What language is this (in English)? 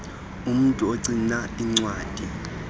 Xhosa